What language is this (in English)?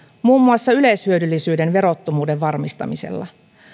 Finnish